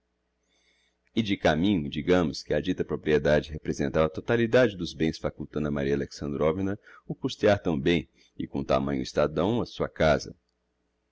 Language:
Portuguese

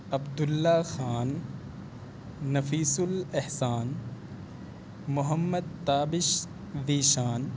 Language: Urdu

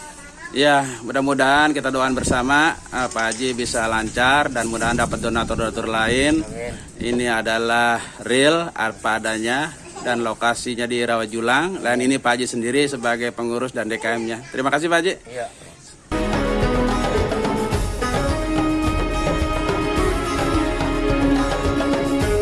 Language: Indonesian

